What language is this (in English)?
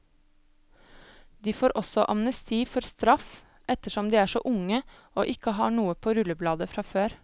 Norwegian